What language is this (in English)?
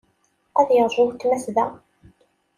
Kabyle